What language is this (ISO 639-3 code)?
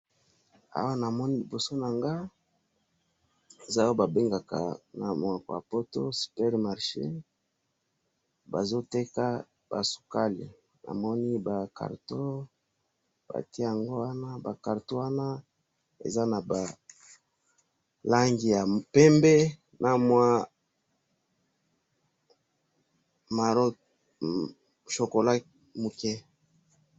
lin